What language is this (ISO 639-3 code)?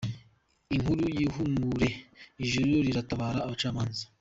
kin